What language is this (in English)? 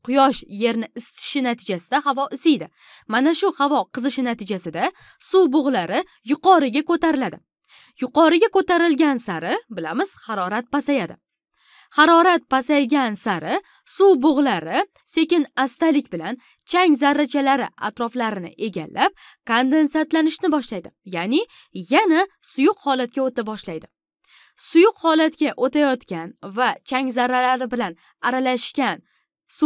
Turkish